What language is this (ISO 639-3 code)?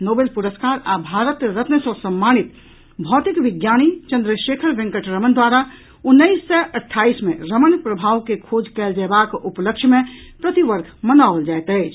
mai